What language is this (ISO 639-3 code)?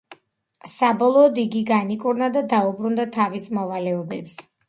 kat